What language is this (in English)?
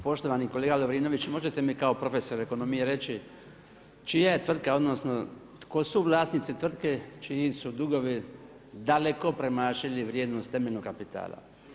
Croatian